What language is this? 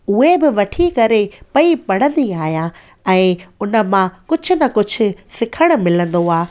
Sindhi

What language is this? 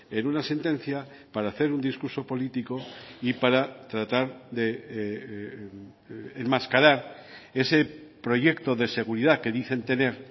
Spanish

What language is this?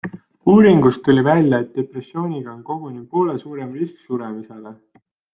Estonian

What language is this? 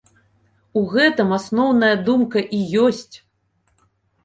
Belarusian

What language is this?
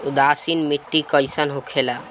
Bhojpuri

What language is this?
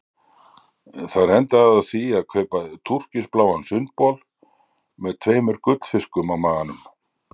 Icelandic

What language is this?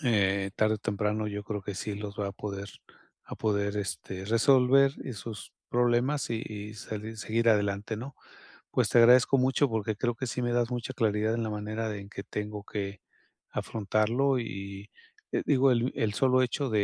Spanish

